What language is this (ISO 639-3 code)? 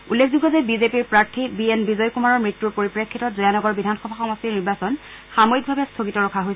asm